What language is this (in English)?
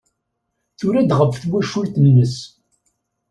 Kabyle